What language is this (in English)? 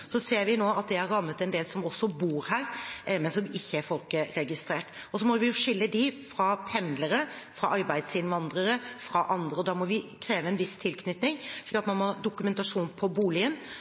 Norwegian Bokmål